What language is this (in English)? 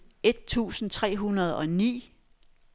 Danish